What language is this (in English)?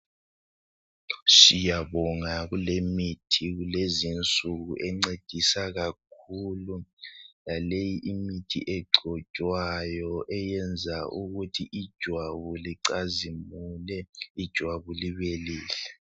North Ndebele